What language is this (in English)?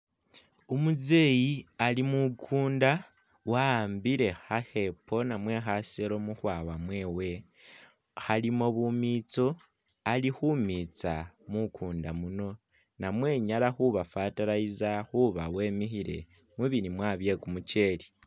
Masaaba